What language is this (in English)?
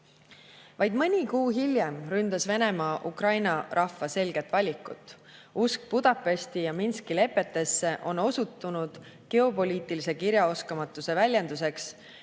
Estonian